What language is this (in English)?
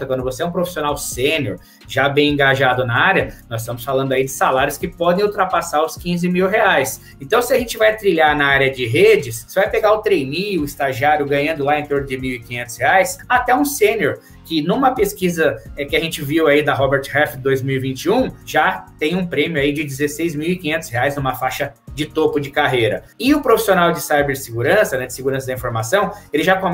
Portuguese